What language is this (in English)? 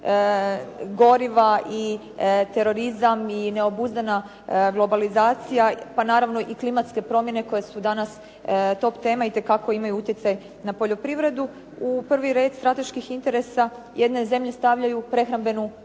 Croatian